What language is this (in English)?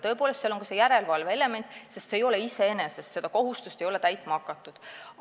Estonian